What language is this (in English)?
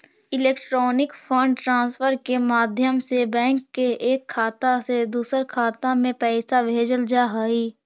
Magahi